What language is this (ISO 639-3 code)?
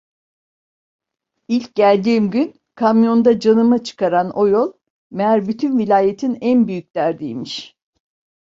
tur